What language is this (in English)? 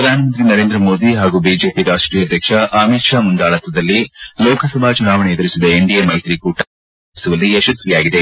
Kannada